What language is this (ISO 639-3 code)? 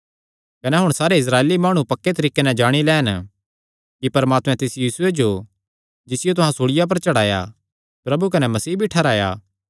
xnr